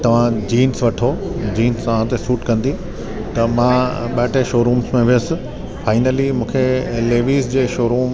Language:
Sindhi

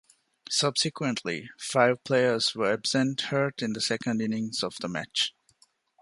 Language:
English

